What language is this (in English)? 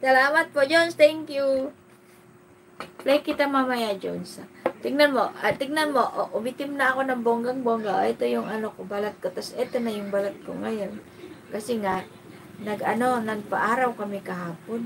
Filipino